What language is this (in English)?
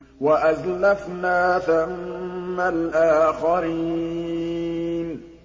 Arabic